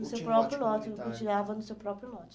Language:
Portuguese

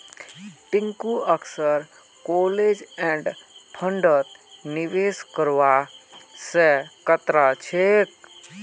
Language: Magahi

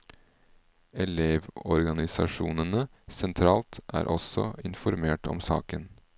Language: Norwegian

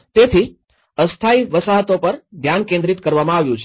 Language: Gujarati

